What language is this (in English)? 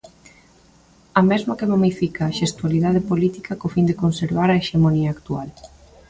Galician